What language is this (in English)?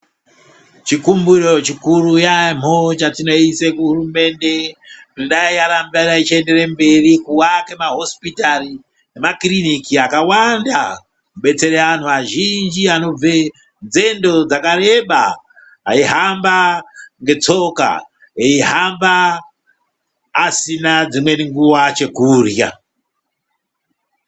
Ndau